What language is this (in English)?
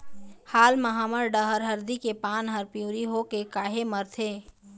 Chhattisgarhi